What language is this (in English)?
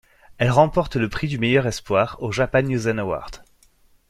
French